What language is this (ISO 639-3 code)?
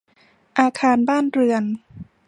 tha